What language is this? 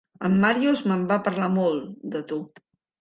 Catalan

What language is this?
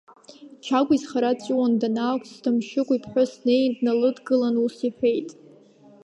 Abkhazian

